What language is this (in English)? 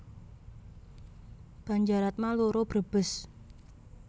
Javanese